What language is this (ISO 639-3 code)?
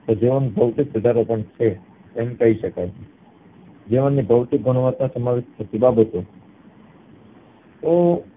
guj